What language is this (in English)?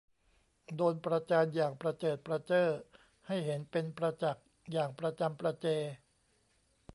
Thai